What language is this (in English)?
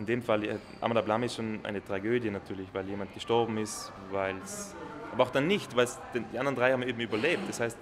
German